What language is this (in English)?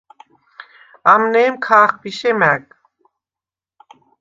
Svan